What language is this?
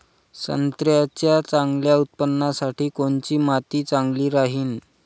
Marathi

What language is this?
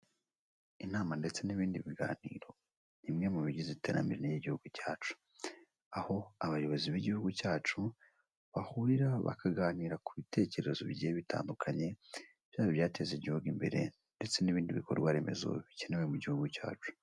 Kinyarwanda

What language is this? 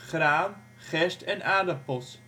Dutch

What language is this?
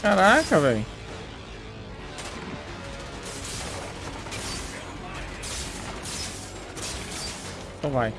Portuguese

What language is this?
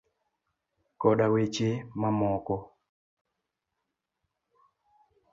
Luo (Kenya and Tanzania)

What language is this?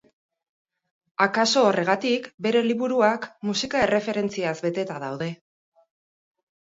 Basque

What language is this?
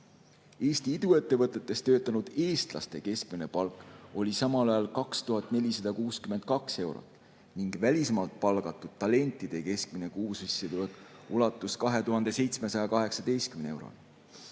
Estonian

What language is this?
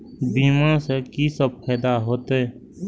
Maithili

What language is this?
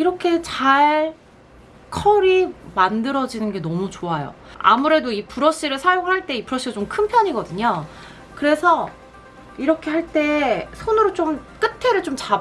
Korean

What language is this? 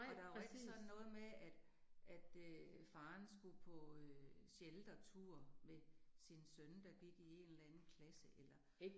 Danish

